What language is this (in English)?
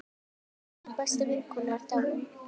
Icelandic